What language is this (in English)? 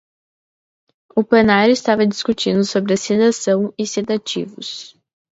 Portuguese